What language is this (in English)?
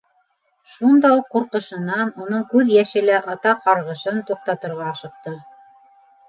Bashkir